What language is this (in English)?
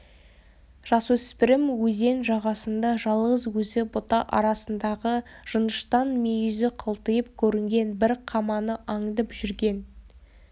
Kazakh